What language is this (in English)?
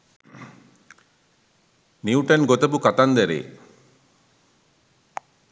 Sinhala